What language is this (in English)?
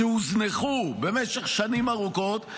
Hebrew